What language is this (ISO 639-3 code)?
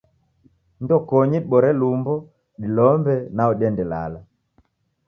dav